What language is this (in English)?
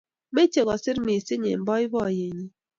Kalenjin